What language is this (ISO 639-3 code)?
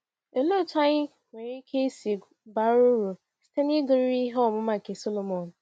ibo